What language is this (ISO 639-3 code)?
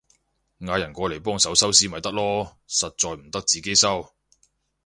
yue